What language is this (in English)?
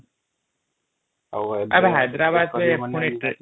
Odia